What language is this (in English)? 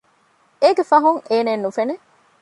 Divehi